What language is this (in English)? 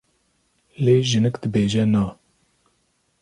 Kurdish